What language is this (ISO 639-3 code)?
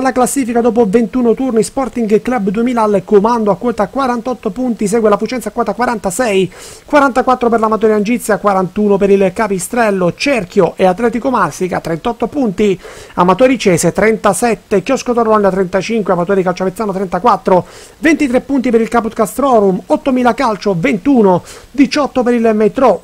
ita